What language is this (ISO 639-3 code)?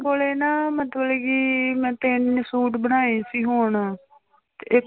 pan